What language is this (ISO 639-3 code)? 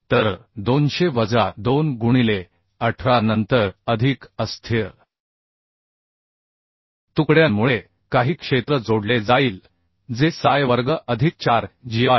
mar